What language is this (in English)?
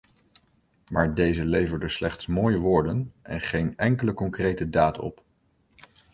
Dutch